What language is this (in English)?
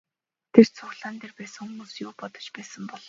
Mongolian